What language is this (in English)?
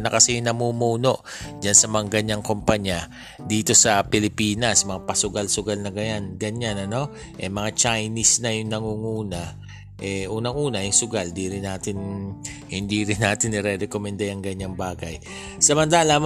Filipino